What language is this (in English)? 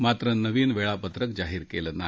Marathi